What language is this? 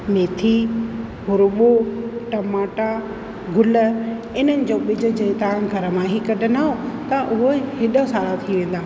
Sindhi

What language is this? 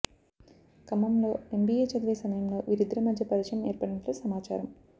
Telugu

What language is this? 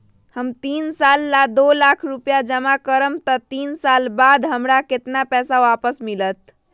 Magahi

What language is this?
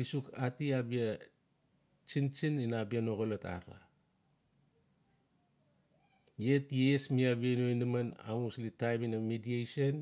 Notsi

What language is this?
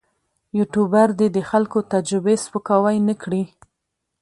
Pashto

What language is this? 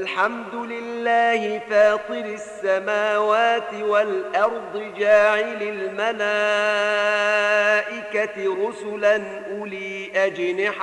Arabic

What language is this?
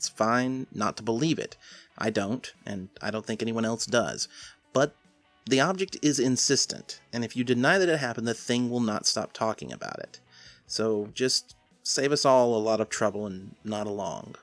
English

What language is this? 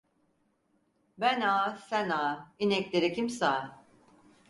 Turkish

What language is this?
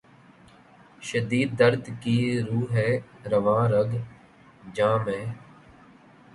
Urdu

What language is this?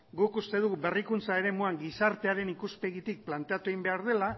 Basque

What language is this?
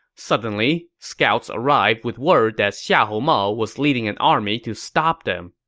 English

